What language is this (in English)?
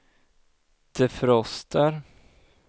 Swedish